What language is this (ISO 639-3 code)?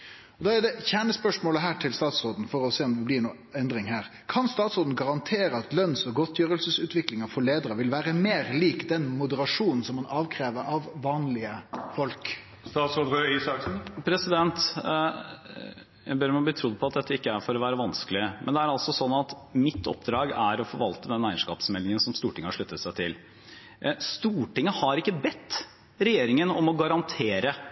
nor